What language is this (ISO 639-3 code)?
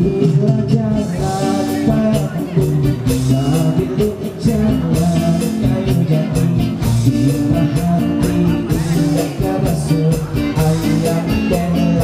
tha